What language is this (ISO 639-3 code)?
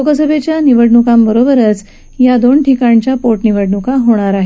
mar